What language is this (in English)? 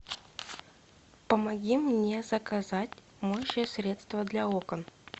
Russian